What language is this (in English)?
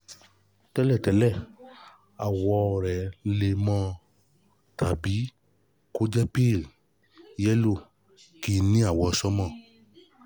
Yoruba